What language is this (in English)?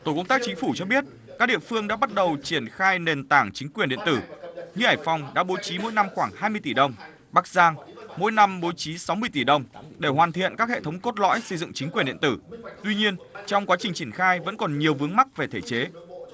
Vietnamese